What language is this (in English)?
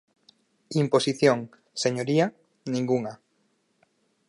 Galician